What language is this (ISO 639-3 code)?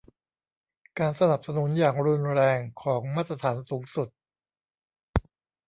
tha